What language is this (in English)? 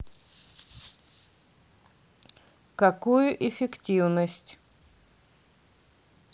Russian